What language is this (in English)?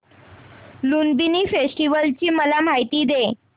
Marathi